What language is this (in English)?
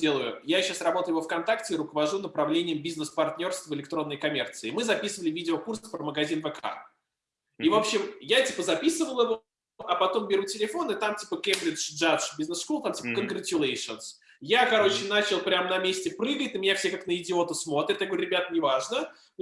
Russian